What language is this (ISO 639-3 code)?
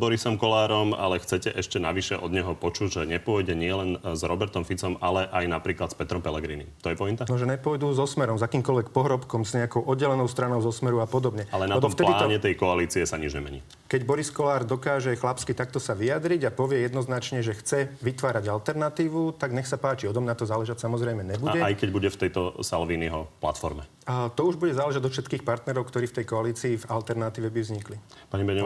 slk